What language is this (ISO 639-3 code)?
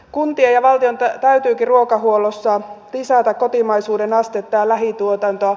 fin